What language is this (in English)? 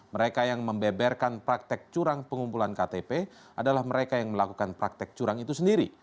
Indonesian